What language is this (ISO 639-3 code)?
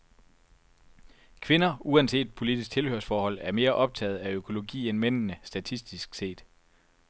dan